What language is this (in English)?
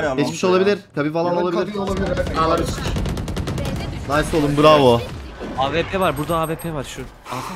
Turkish